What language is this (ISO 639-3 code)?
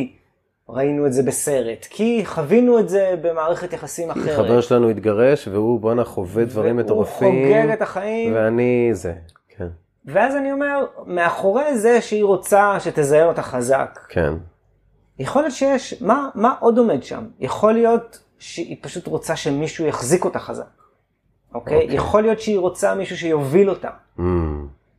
heb